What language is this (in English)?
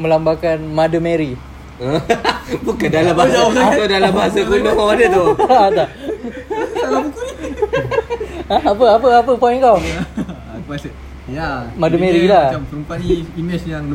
Malay